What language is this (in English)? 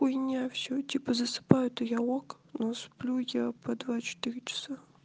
Russian